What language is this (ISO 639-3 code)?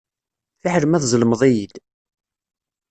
kab